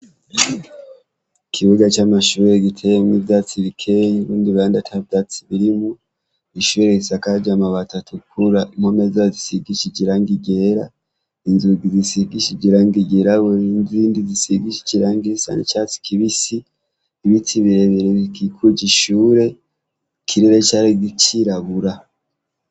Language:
Rundi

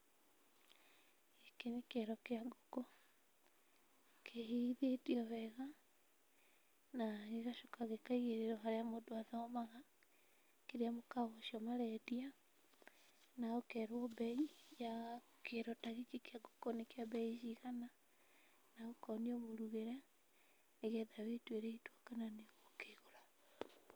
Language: Kikuyu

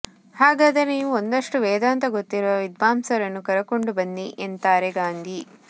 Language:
Kannada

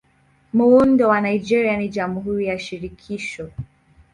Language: Swahili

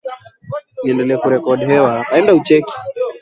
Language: Swahili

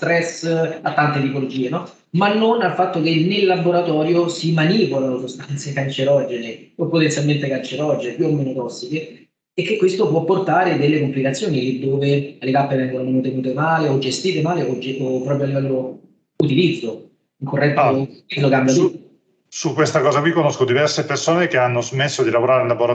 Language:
Italian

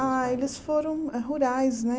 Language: Portuguese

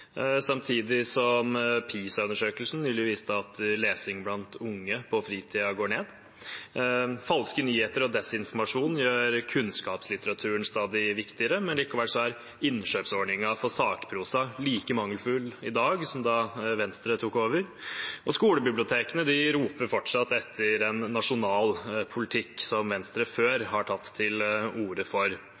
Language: Norwegian Bokmål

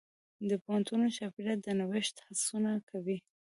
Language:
Pashto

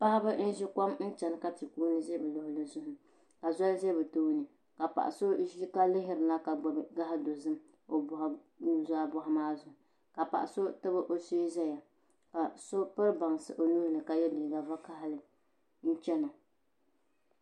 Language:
Dagbani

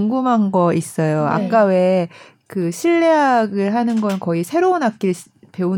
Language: Korean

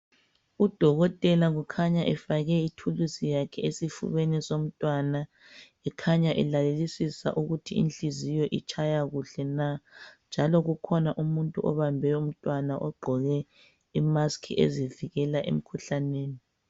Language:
North Ndebele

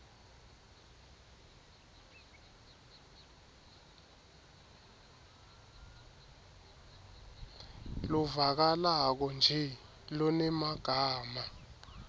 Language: Swati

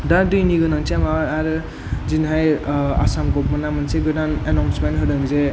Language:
Bodo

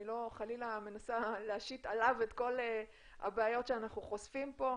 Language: Hebrew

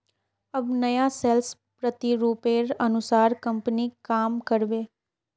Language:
Magahi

